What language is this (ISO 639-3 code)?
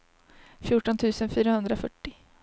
swe